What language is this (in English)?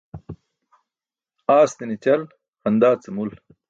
Burushaski